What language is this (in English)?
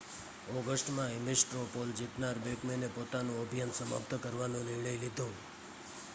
Gujarati